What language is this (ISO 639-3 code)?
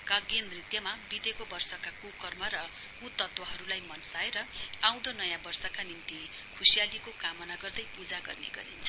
nep